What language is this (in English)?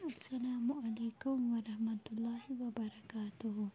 Kashmiri